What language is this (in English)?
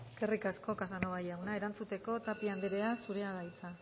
Basque